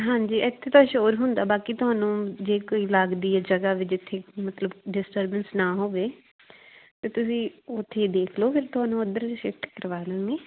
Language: Punjabi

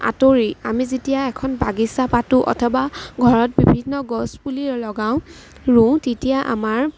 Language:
Assamese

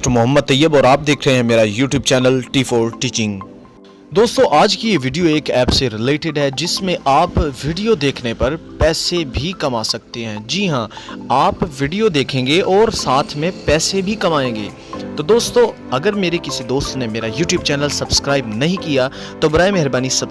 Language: Urdu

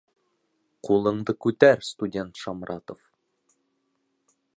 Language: Bashkir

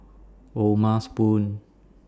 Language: English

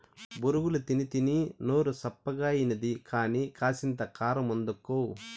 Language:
Telugu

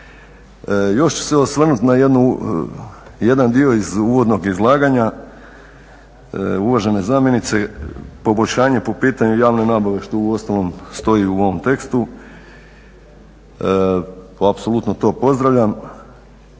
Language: Croatian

